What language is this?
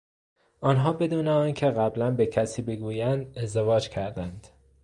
Persian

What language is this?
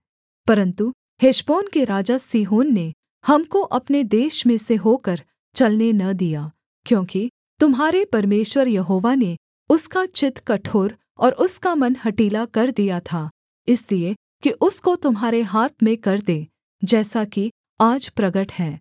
Hindi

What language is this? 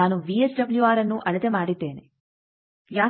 Kannada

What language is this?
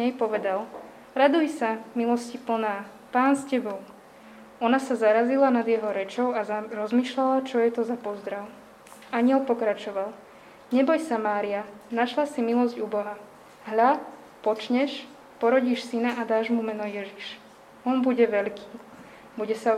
Slovak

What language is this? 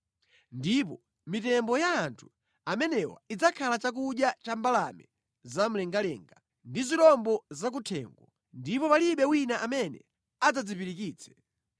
Nyanja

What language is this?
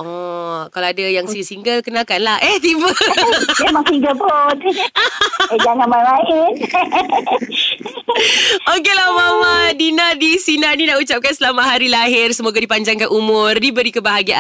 Malay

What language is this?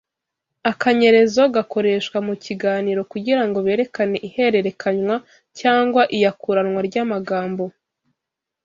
Kinyarwanda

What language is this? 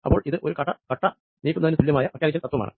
Malayalam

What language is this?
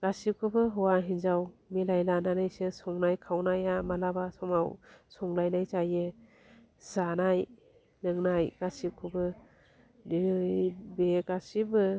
Bodo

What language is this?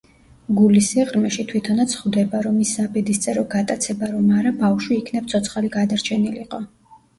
Georgian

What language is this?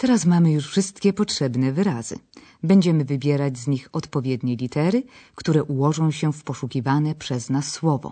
Polish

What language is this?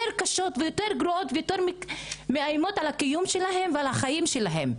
Hebrew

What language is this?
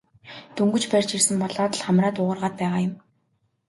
Mongolian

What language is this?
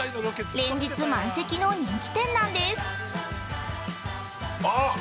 Japanese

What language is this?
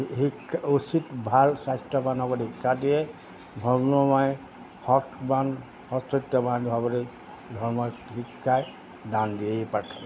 Assamese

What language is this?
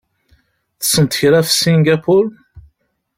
Kabyle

